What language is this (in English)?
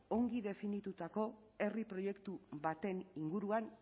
Basque